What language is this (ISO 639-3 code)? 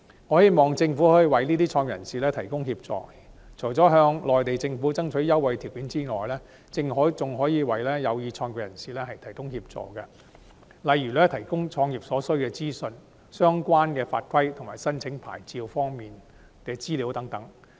yue